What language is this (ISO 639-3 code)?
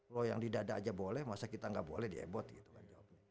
ind